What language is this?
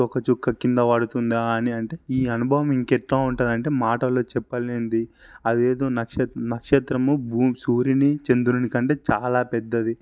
Telugu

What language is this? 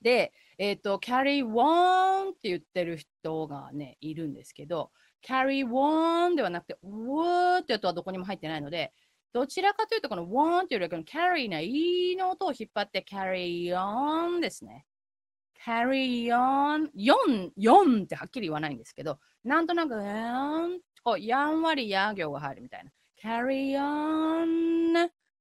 Japanese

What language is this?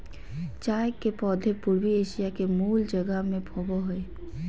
Magahi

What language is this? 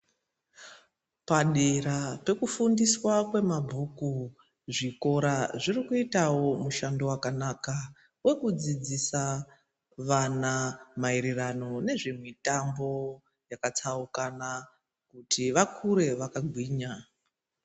Ndau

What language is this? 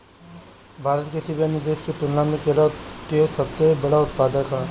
Bhojpuri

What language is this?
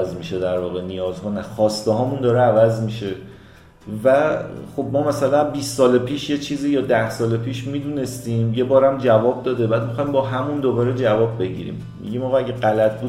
Persian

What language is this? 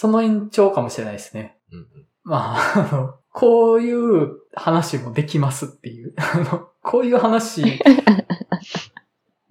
Japanese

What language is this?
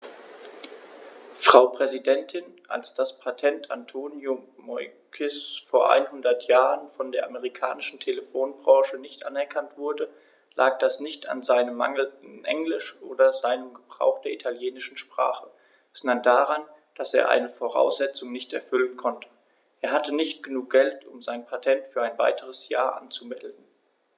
German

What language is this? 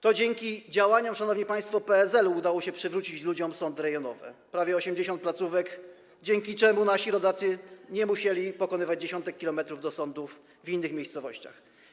Polish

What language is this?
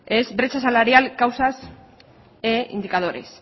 Spanish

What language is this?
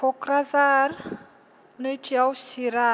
Bodo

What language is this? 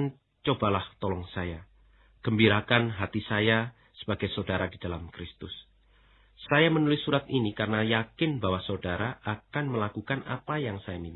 Indonesian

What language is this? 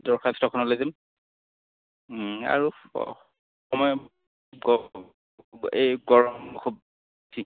Assamese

